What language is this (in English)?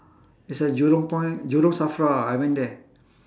English